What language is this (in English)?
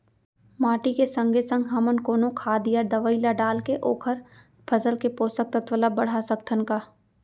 Chhattisgarhi